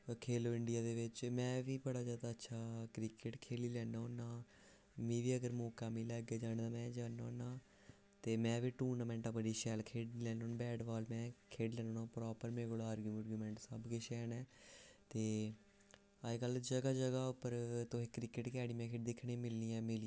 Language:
Dogri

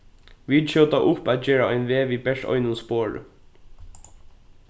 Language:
Faroese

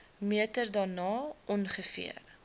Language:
Afrikaans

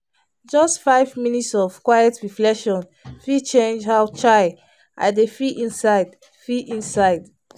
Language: Nigerian Pidgin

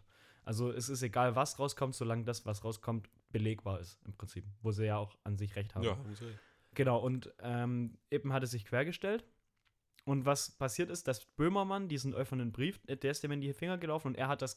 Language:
German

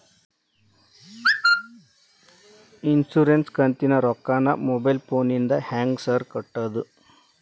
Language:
Kannada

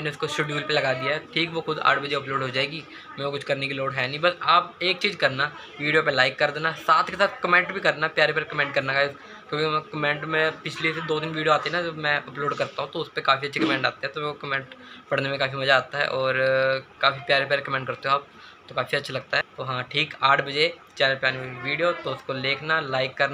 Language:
Hindi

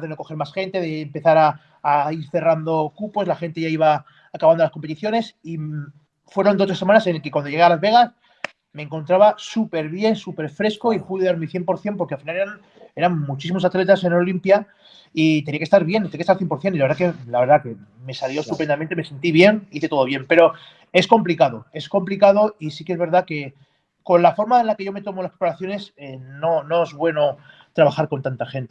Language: Spanish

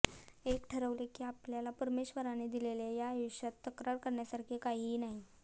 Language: Marathi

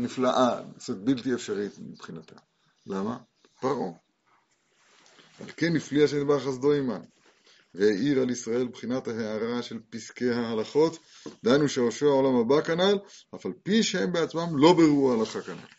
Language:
Hebrew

